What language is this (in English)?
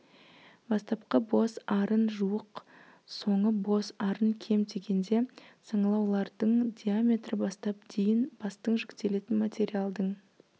Kazakh